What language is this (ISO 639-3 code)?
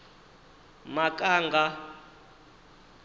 ven